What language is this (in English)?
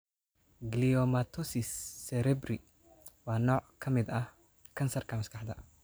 Somali